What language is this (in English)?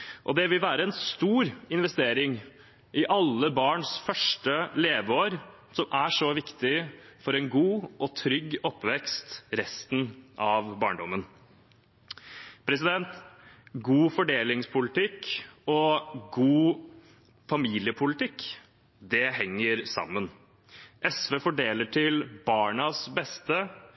Norwegian Bokmål